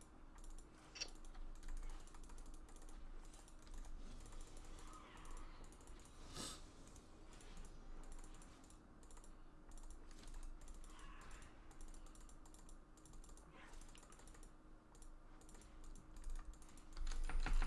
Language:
Turkish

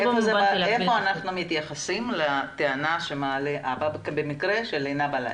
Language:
Hebrew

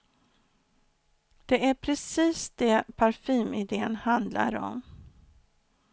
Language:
Swedish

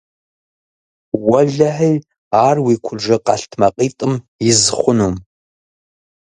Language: Kabardian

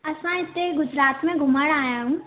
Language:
Sindhi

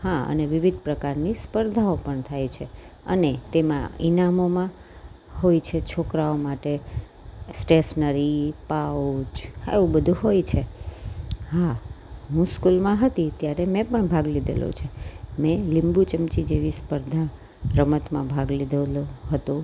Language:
Gujarati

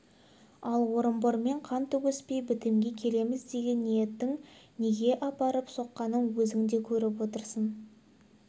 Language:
Kazakh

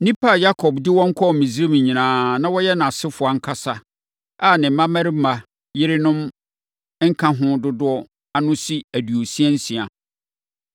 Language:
Akan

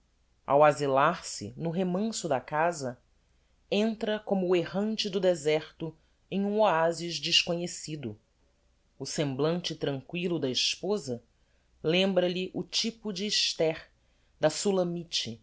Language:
Portuguese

